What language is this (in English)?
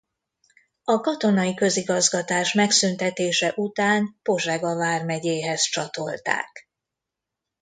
Hungarian